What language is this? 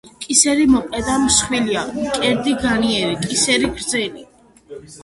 Georgian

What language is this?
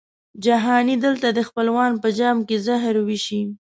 Pashto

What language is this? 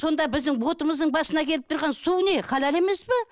Kazakh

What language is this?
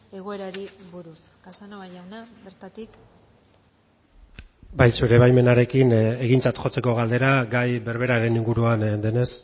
Basque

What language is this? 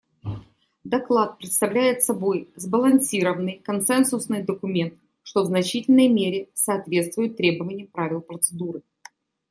Russian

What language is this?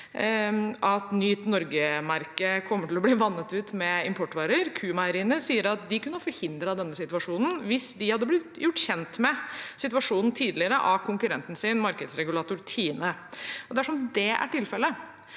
Norwegian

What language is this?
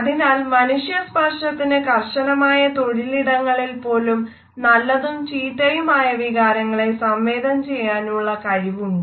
Malayalam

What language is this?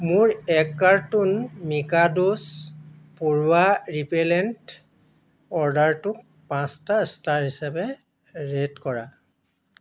Assamese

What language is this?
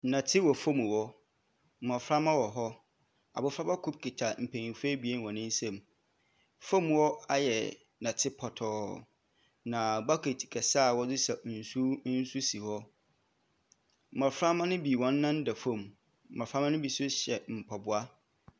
Akan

